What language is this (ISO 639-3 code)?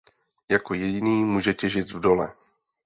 ces